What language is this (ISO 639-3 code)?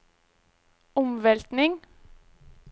nor